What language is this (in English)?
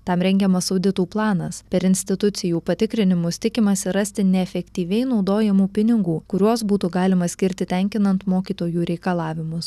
Lithuanian